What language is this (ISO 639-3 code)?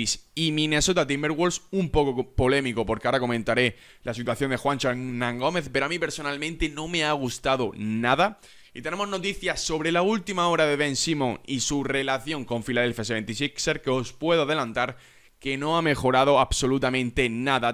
spa